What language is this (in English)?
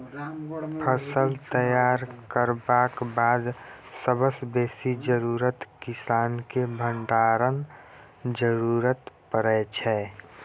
Maithili